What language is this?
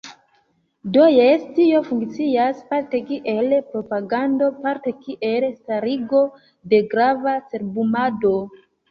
Esperanto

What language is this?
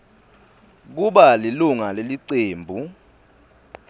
Swati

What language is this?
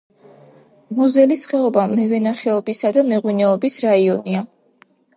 Georgian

